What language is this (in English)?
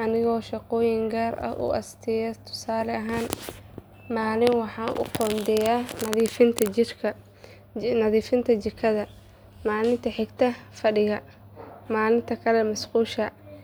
Somali